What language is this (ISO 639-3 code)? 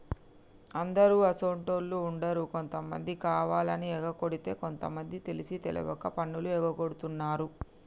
tel